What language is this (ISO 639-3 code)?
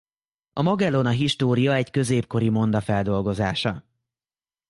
hun